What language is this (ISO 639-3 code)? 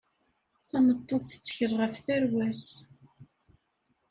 kab